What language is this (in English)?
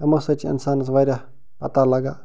Kashmiri